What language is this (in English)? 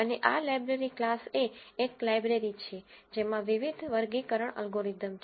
Gujarati